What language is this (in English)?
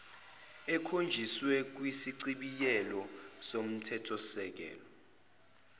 Zulu